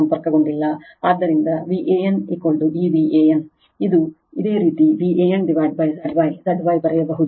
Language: Kannada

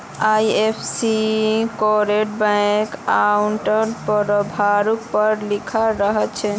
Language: Magahi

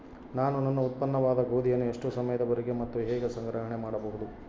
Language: Kannada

